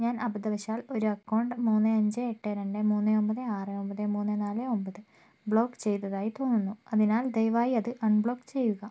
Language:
Malayalam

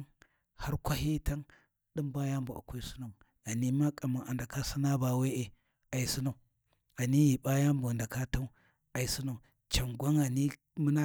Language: Warji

